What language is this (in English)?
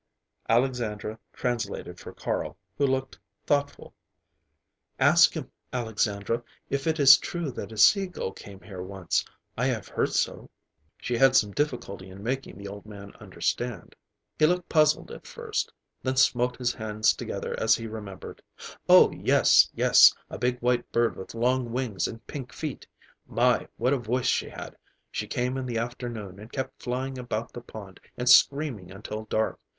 English